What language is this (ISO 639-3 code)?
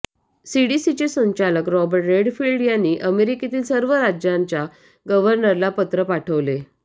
mar